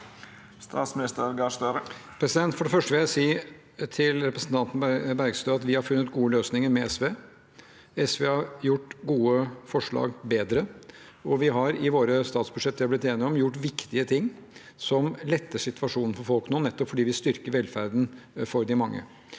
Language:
Norwegian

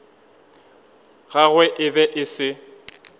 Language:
Northern Sotho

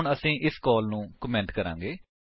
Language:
Punjabi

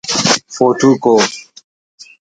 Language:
Brahui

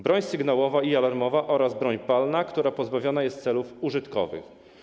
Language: Polish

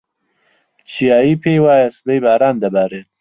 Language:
Central Kurdish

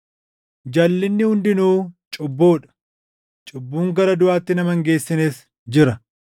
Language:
Oromo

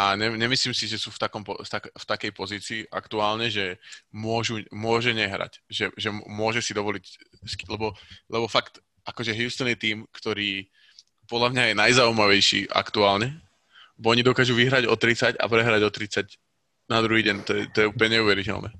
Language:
Slovak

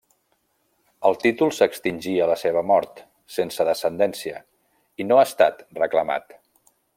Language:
Catalan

